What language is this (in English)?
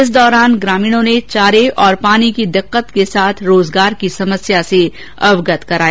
Hindi